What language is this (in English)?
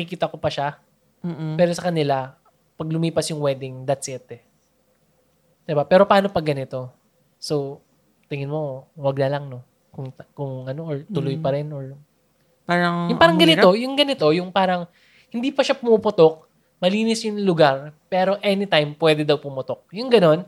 Filipino